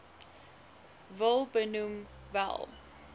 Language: Afrikaans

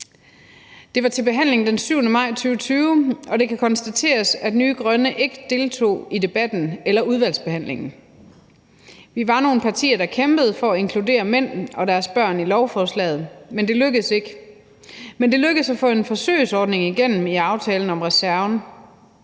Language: Danish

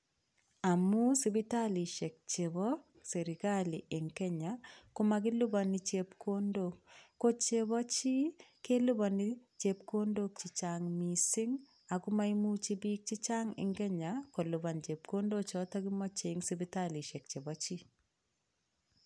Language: Kalenjin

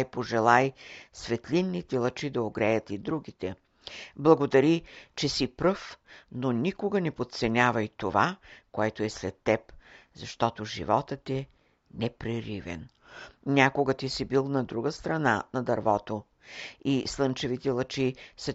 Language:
Bulgarian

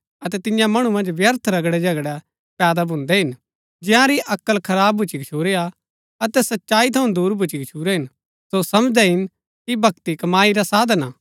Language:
Gaddi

